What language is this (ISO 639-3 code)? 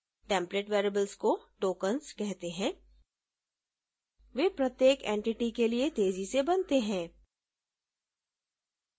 hin